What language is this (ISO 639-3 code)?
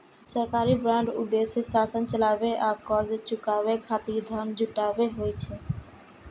mai